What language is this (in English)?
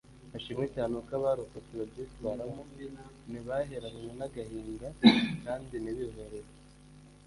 Kinyarwanda